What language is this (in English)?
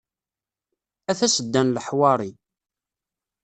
Kabyle